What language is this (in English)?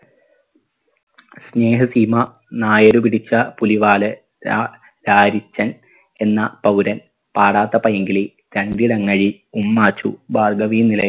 Malayalam